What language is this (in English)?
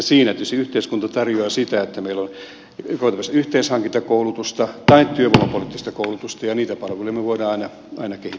Finnish